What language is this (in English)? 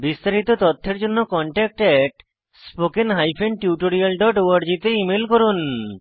Bangla